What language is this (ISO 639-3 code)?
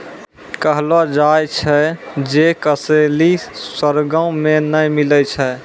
mai